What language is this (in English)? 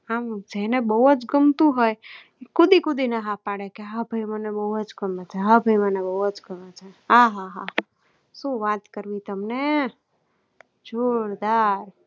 Gujarati